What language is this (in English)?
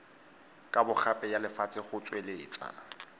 Tswana